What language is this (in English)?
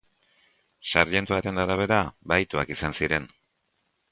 Basque